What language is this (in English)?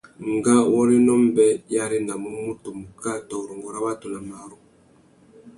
Tuki